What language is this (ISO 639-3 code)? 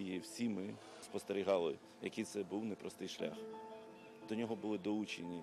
ukr